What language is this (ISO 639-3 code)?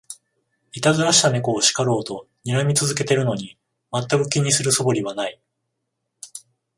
jpn